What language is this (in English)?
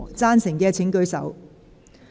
Cantonese